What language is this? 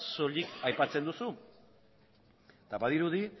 Basque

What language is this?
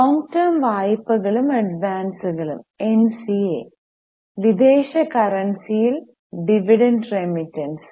Malayalam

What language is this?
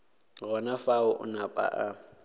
Northern Sotho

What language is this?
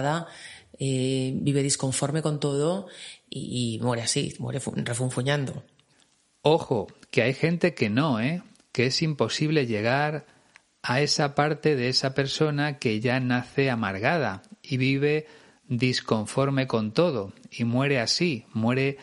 Spanish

